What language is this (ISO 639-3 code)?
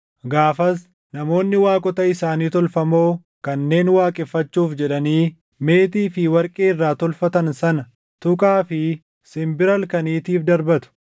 orm